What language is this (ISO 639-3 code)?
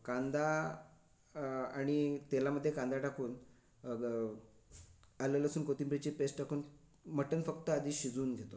mar